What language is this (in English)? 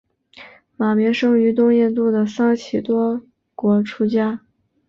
Chinese